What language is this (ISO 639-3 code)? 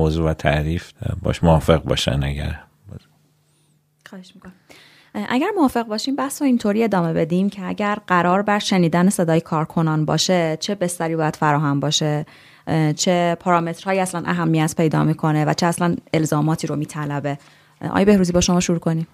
fas